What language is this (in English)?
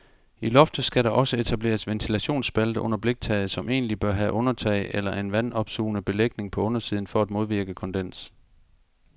Danish